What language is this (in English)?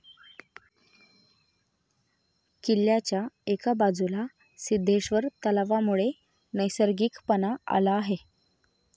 Marathi